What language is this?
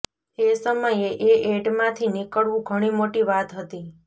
Gujarati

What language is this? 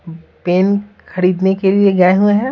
Hindi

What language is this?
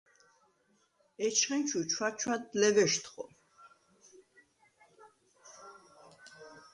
Svan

